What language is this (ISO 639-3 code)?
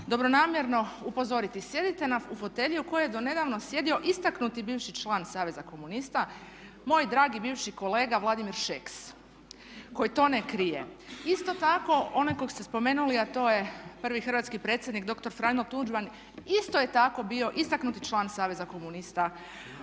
hrv